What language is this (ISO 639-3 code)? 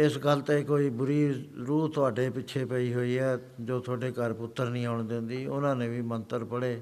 pan